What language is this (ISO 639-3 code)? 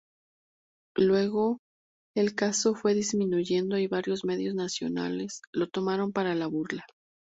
spa